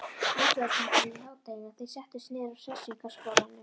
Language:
Icelandic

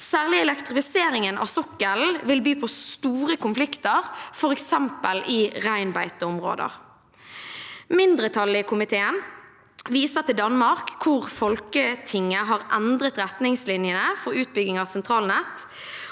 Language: Norwegian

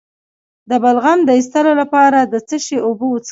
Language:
Pashto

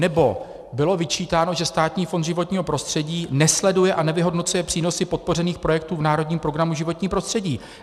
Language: Czech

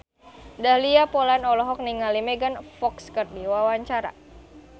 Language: Sundanese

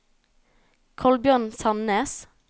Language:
Norwegian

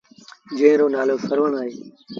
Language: Sindhi Bhil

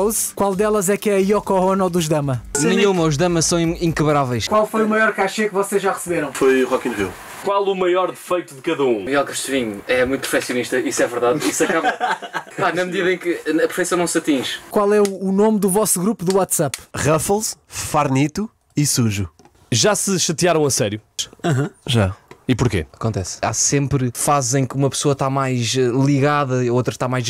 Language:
Portuguese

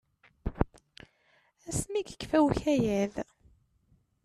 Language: Kabyle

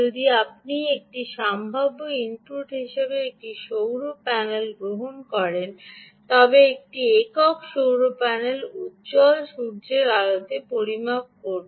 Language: Bangla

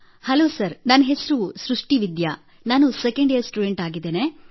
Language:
Kannada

